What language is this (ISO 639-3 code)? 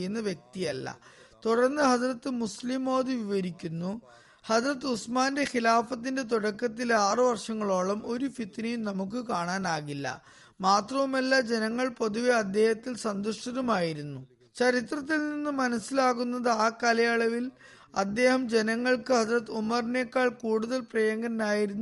mal